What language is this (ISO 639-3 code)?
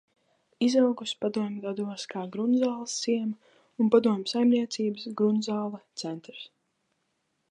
lav